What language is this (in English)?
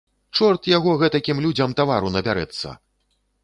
Belarusian